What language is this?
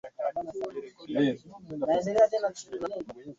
Swahili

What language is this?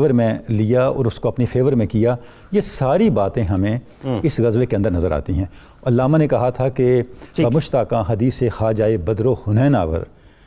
Urdu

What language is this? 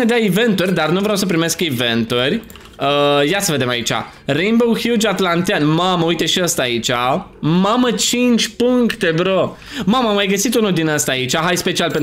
Romanian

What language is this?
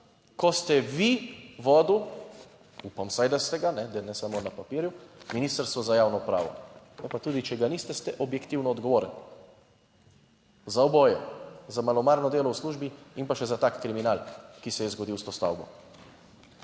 Slovenian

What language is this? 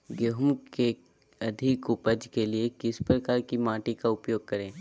Magahi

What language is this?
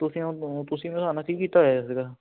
Punjabi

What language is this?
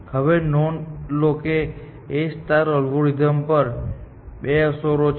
Gujarati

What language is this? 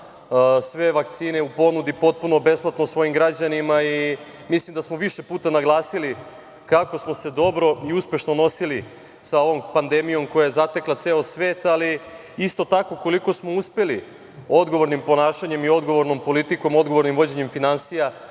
Serbian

